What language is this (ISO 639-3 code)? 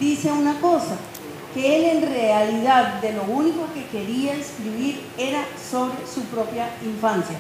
spa